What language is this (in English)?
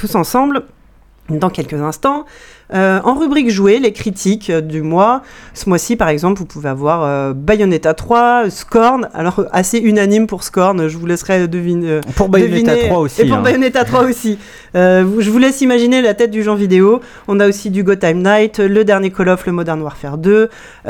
French